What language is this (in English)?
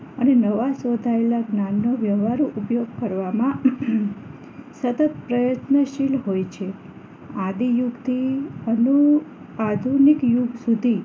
Gujarati